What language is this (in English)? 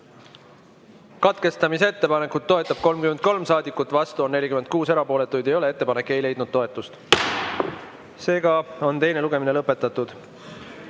Estonian